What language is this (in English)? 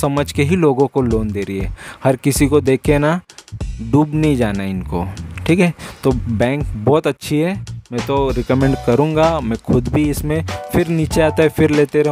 Hindi